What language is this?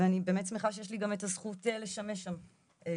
Hebrew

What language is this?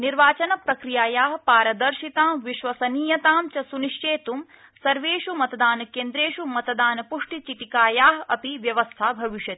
Sanskrit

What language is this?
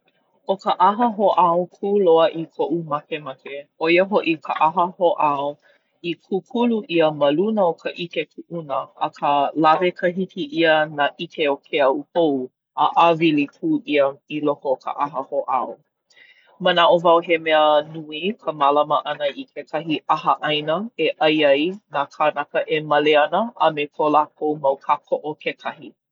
Hawaiian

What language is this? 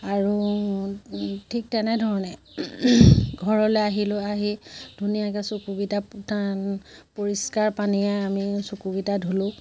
Assamese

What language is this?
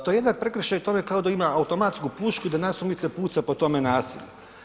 Croatian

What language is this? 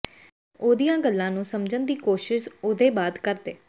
Punjabi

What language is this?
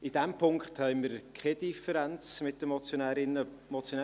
Swiss German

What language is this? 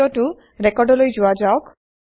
Assamese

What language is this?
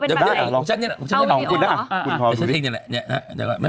Thai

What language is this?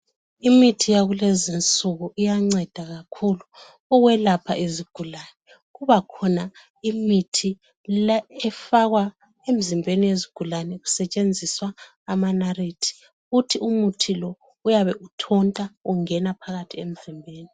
North Ndebele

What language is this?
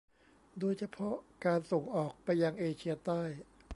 Thai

